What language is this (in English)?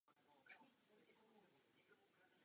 Czech